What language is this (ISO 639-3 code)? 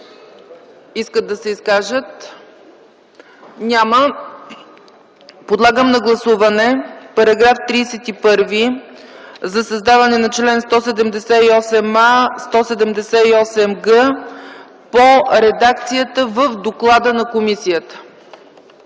bul